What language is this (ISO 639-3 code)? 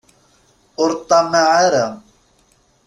kab